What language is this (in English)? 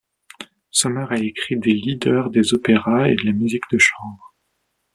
French